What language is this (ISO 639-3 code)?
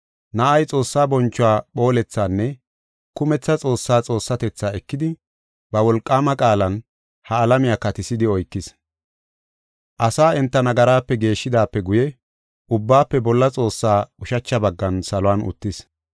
gof